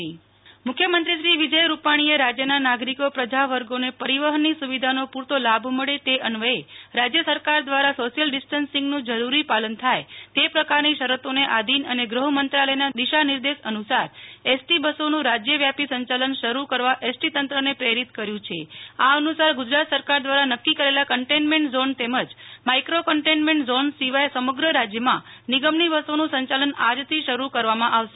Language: Gujarati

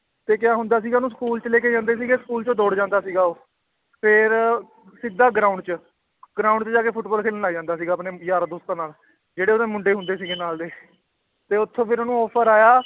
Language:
Punjabi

